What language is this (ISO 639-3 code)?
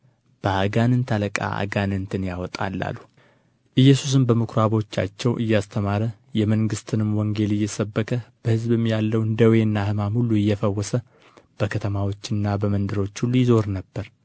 amh